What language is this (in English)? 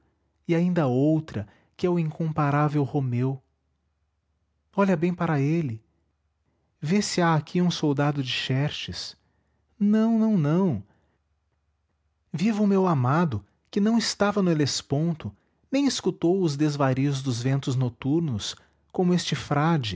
Portuguese